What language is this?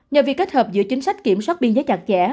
Vietnamese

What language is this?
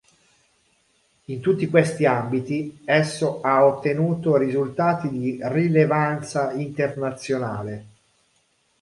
Italian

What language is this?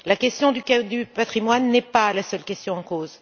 French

